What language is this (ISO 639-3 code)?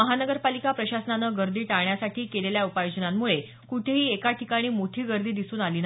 mar